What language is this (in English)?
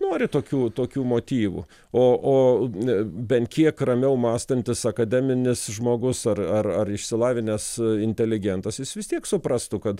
Lithuanian